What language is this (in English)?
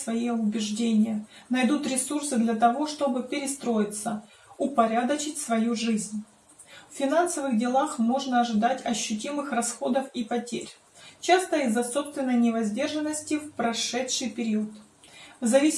Russian